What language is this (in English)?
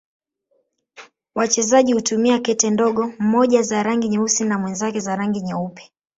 Swahili